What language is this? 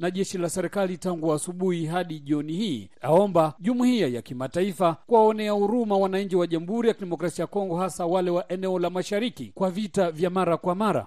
Swahili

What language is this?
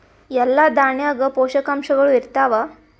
Kannada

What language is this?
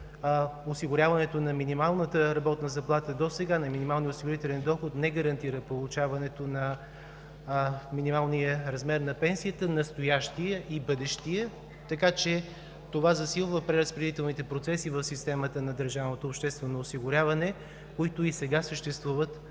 Bulgarian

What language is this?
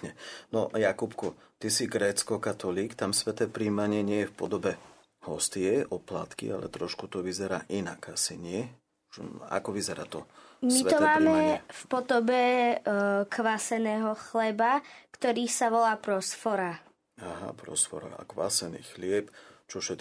Slovak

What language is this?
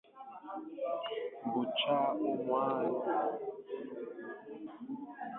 Igbo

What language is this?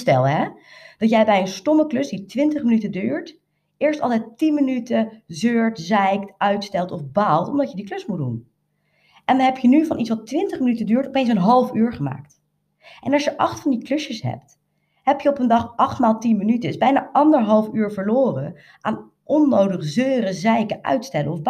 Dutch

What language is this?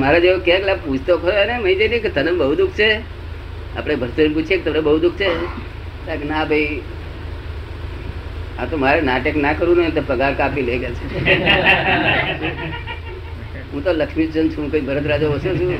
Gujarati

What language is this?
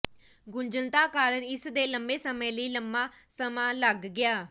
Punjabi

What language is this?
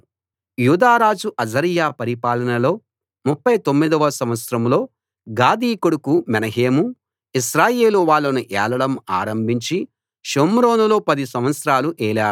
Telugu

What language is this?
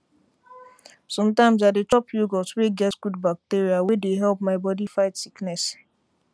Nigerian Pidgin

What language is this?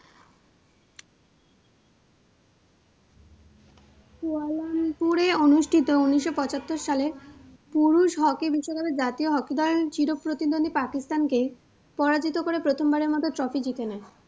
Bangla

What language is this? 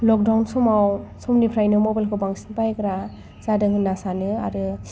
Bodo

